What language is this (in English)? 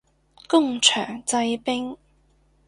Cantonese